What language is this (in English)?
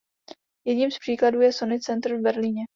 Czech